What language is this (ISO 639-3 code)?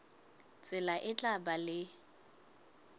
sot